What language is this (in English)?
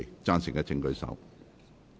Cantonese